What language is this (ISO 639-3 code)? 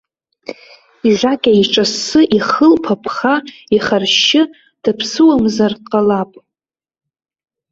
abk